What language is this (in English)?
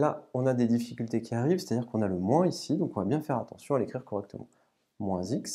French